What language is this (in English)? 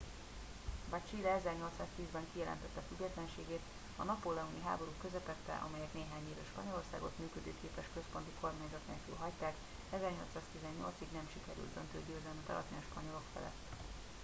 Hungarian